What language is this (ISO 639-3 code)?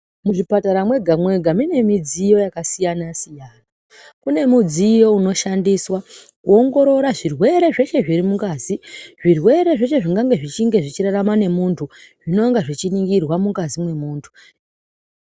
ndc